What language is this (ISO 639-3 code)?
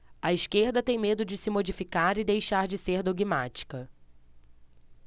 por